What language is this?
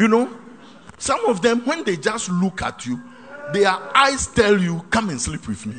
English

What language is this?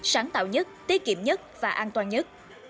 Vietnamese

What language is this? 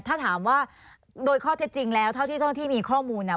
Thai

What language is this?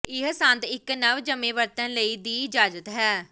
Punjabi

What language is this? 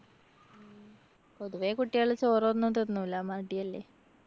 Malayalam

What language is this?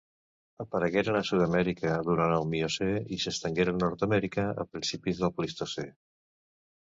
Catalan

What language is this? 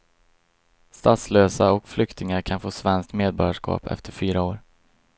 Swedish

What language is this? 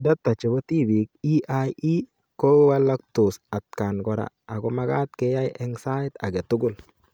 Kalenjin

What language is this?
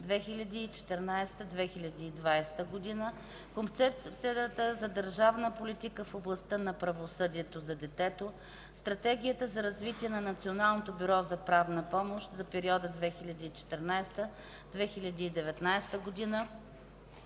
Bulgarian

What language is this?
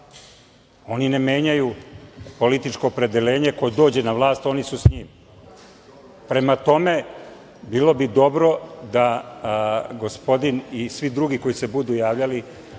Serbian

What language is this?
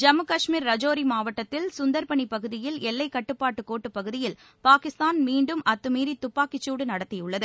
Tamil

